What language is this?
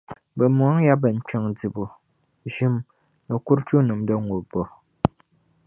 Dagbani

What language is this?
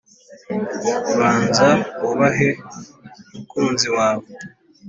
Kinyarwanda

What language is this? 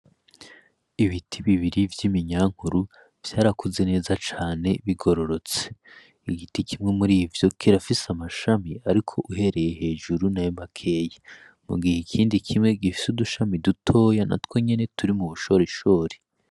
Rundi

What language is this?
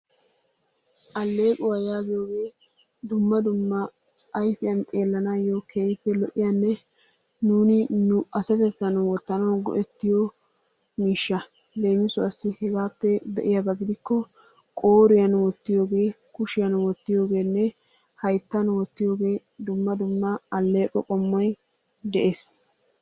Wolaytta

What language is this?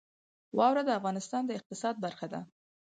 Pashto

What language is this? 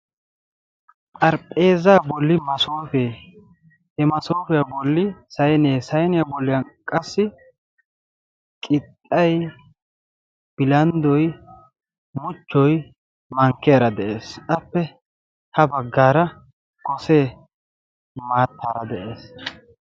Wolaytta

